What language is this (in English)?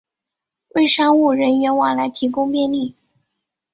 Chinese